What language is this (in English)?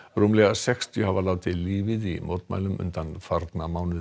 Icelandic